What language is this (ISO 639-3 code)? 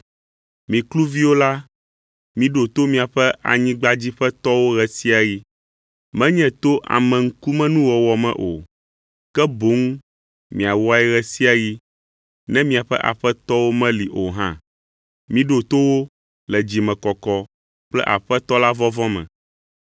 ewe